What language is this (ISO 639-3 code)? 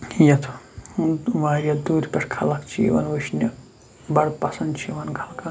kas